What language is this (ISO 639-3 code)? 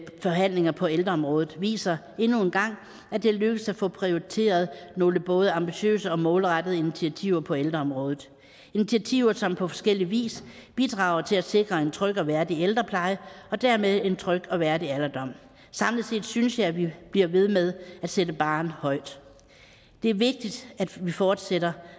dan